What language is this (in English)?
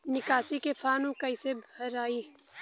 Bhojpuri